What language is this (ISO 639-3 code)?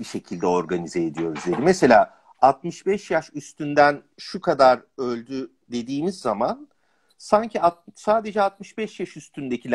tur